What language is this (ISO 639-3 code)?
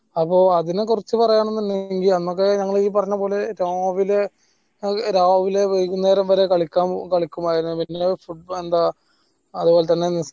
mal